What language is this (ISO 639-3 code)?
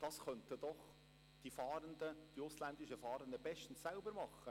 gsw